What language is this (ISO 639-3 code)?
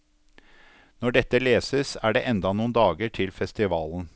nor